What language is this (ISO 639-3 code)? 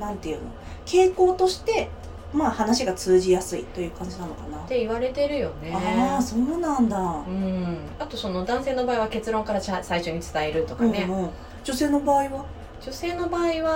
jpn